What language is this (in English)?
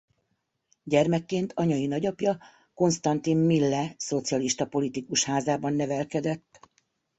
Hungarian